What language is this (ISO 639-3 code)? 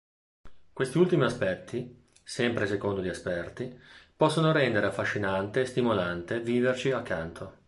ita